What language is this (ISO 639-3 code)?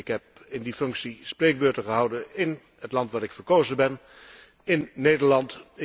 nld